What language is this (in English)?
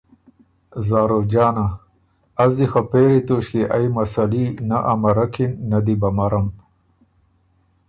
Ormuri